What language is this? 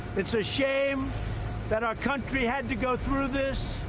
English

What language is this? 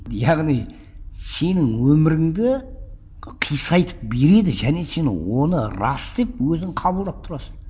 Kazakh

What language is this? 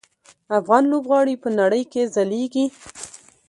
Pashto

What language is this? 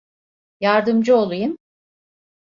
Turkish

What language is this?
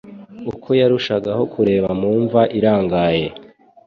Kinyarwanda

